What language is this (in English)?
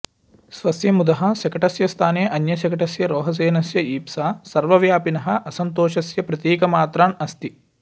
Sanskrit